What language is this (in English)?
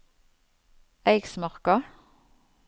Norwegian